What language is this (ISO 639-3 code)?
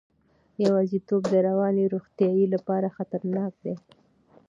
pus